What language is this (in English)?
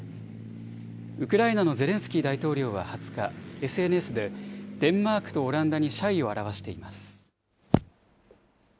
Japanese